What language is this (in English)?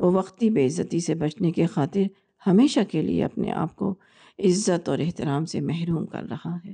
Urdu